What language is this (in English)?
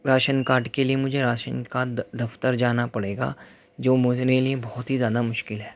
Urdu